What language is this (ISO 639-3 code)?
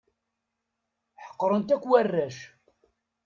kab